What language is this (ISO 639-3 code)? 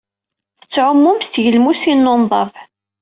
kab